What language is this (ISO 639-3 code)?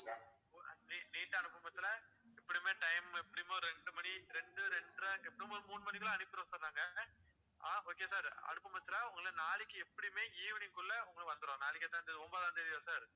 tam